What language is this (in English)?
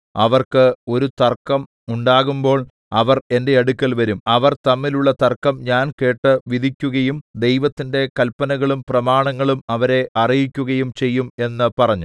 Malayalam